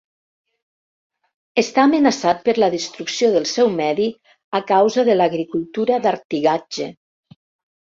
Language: Catalan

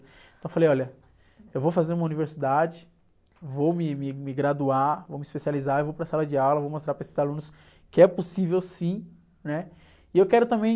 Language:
Portuguese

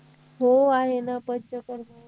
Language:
Marathi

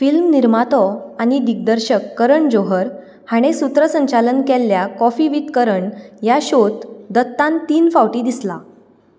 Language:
Konkani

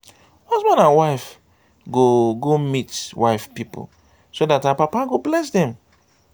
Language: Nigerian Pidgin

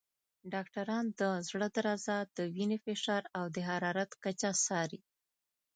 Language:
Pashto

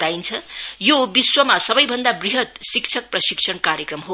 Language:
Nepali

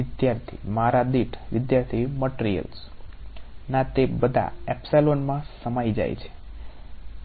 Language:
Gujarati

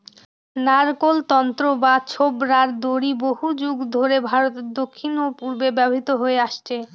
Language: Bangla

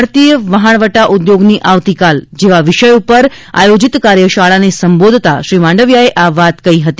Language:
Gujarati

